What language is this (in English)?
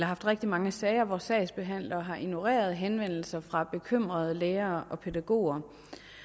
Danish